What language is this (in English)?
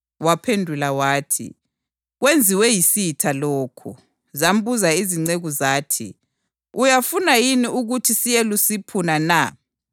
North Ndebele